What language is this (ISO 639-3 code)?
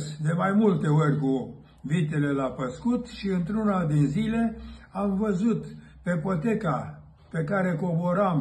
ron